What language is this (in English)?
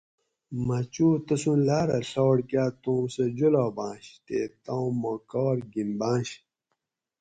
Gawri